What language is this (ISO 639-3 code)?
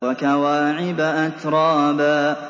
ara